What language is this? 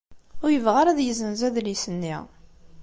Kabyle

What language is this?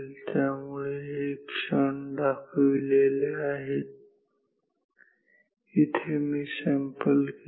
Marathi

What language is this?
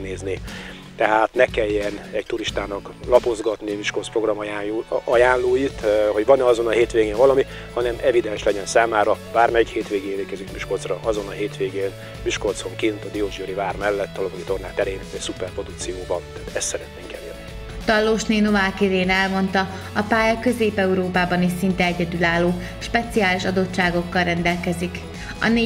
Hungarian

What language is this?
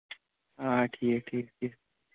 Kashmiri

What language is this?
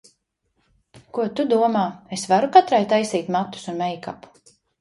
Latvian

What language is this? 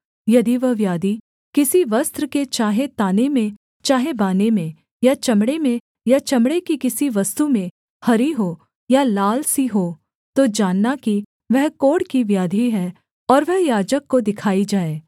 Hindi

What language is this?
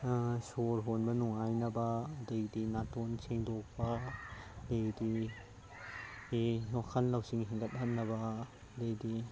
Manipuri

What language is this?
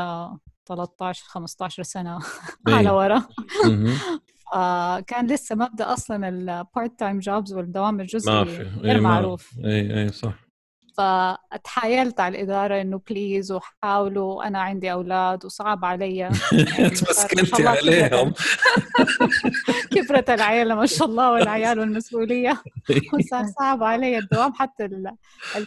Arabic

